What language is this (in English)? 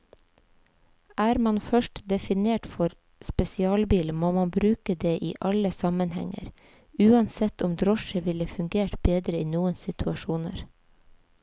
Norwegian